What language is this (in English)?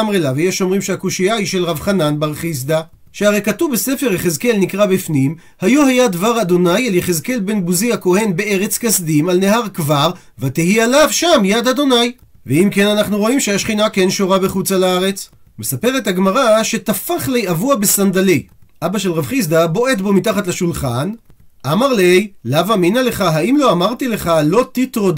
Hebrew